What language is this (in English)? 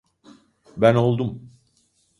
Turkish